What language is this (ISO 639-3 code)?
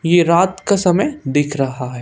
hin